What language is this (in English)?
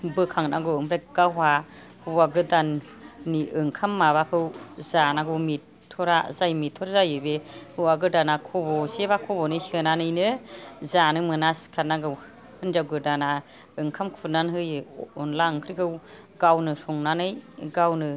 Bodo